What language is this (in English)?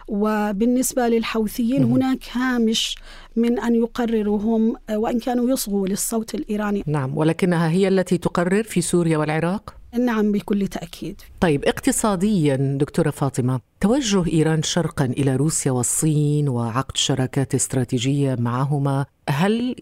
Arabic